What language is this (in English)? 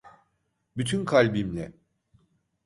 Turkish